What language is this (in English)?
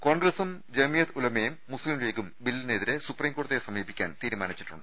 Malayalam